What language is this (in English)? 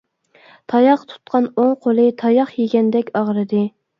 Uyghur